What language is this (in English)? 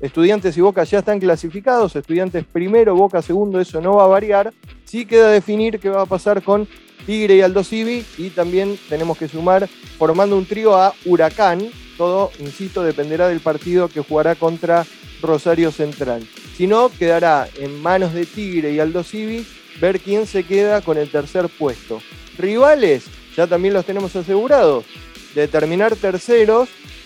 Spanish